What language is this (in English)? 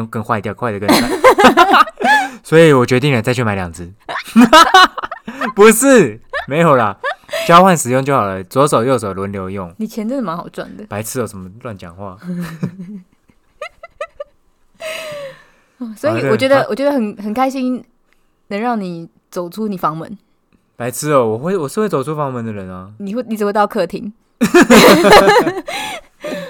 Chinese